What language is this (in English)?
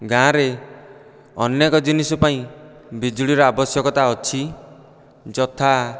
Odia